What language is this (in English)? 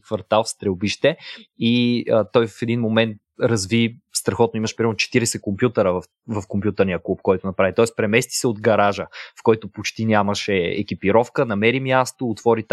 Bulgarian